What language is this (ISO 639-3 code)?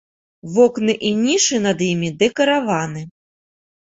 bel